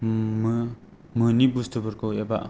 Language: Bodo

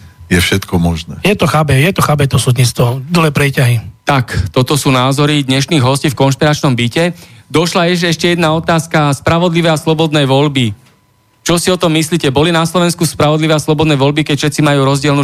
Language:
Slovak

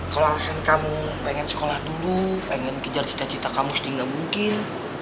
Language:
Indonesian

